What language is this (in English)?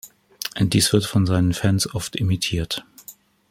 German